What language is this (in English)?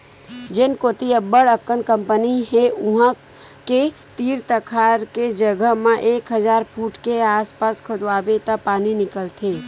Chhattisgarhi